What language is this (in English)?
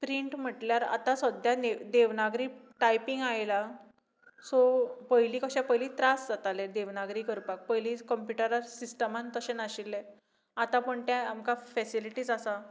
Konkani